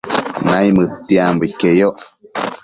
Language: Matsés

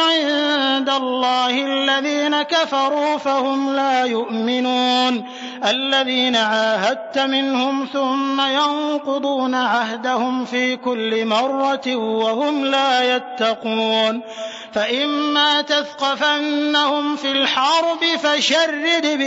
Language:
Arabic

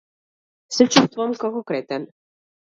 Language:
Macedonian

